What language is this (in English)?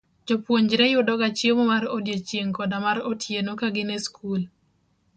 Luo (Kenya and Tanzania)